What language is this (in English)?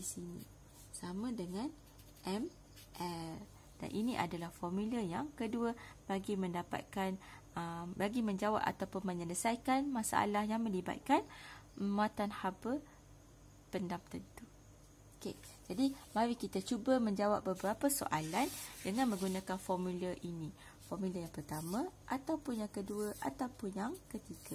Malay